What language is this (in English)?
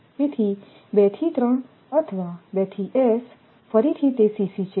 Gujarati